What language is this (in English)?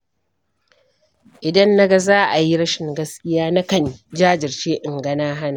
Hausa